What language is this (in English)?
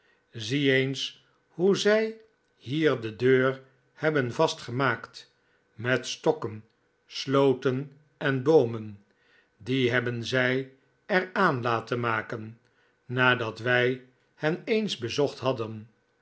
Dutch